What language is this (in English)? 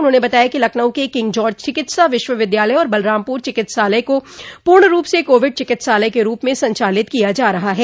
Hindi